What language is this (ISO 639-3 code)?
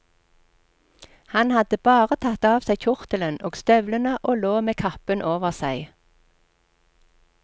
nor